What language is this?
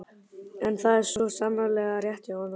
Icelandic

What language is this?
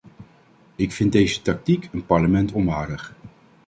Dutch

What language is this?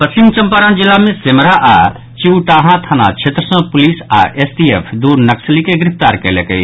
Maithili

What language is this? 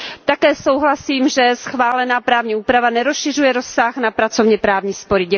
Czech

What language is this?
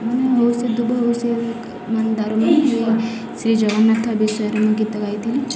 Odia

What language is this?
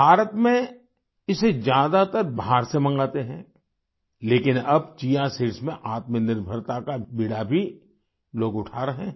Hindi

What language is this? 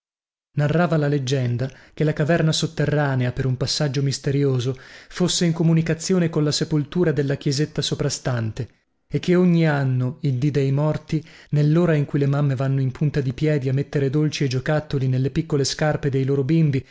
Italian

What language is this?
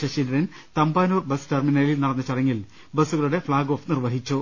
Malayalam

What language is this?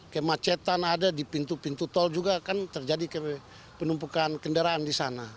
Indonesian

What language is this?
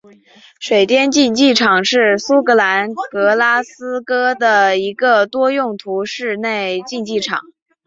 Chinese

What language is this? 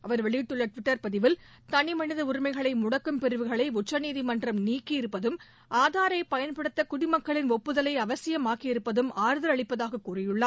Tamil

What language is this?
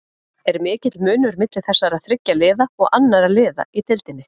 Icelandic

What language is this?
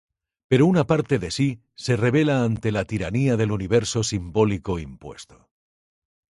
Spanish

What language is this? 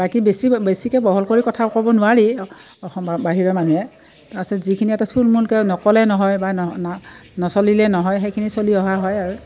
Assamese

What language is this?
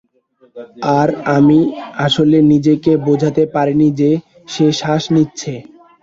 Bangla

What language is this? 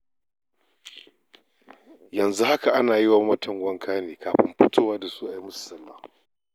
Hausa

